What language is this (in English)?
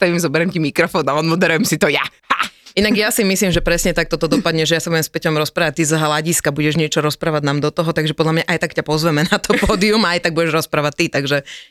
Slovak